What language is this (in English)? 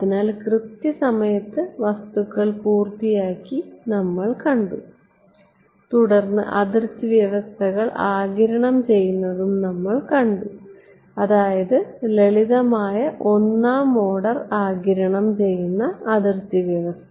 Malayalam